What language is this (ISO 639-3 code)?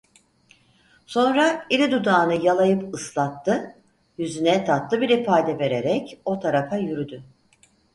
tur